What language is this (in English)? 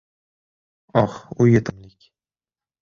Uzbek